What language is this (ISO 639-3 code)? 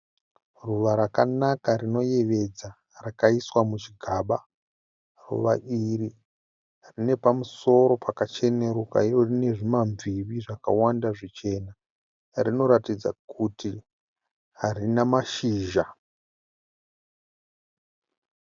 sna